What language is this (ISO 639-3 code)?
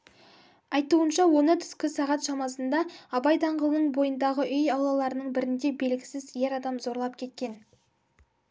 kaz